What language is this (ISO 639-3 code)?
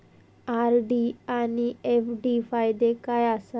mar